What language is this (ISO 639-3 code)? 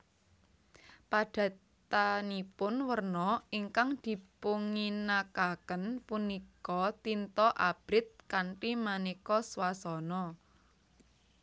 jav